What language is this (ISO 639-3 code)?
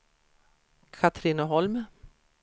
swe